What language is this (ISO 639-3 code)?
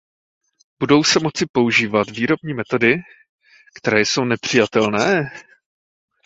ces